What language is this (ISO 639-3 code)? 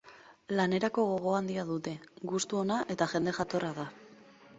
eus